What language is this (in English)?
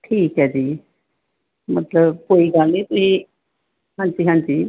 Punjabi